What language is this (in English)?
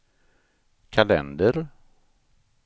Swedish